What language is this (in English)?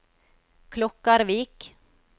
Norwegian